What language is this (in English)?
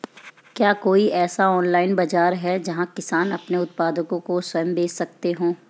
Hindi